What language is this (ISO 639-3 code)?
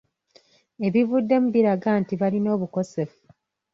lug